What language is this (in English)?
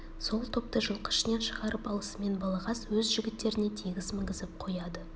Kazakh